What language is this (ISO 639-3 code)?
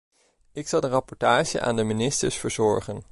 nld